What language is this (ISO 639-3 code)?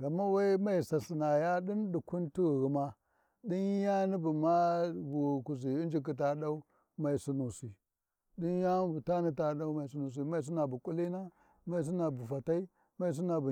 wji